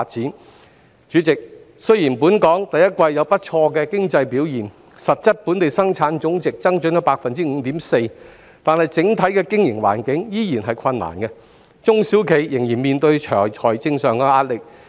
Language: Cantonese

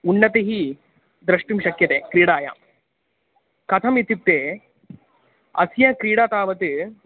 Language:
Sanskrit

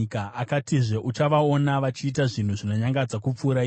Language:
Shona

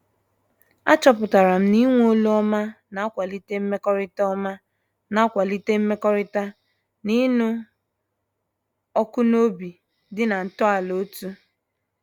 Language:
Igbo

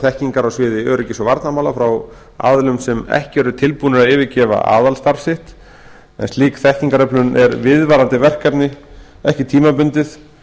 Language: Icelandic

